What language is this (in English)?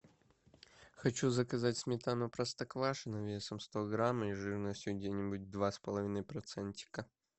Russian